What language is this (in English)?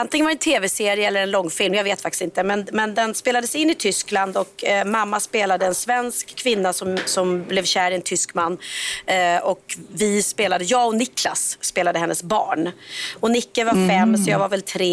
Swedish